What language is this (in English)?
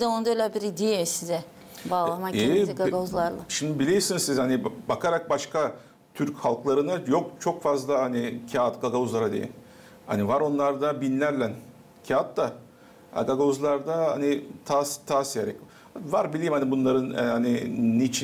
Turkish